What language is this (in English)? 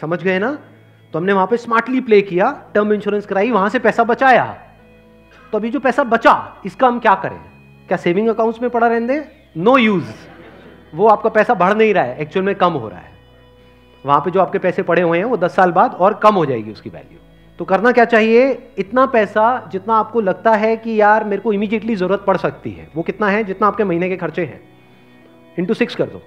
Hindi